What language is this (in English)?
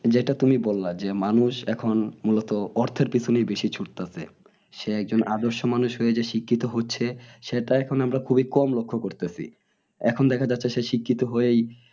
Bangla